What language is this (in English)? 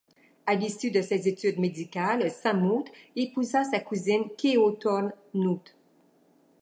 French